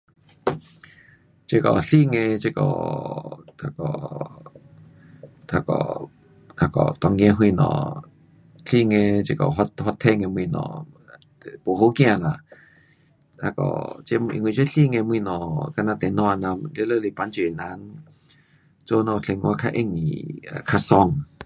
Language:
Pu-Xian Chinese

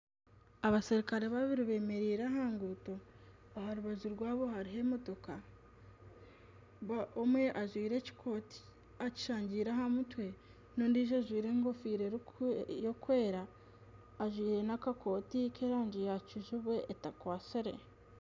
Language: Nyankole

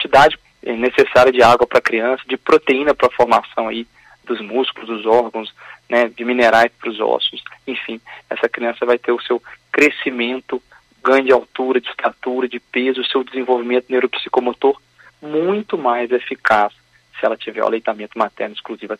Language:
Portuguese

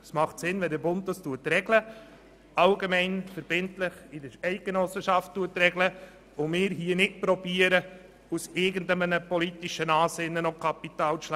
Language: Swiss German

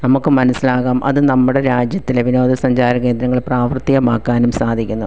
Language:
Malayalam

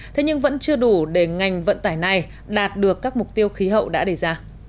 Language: Vietnamese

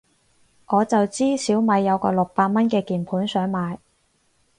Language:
Cantonese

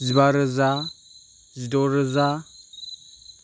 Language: Bodo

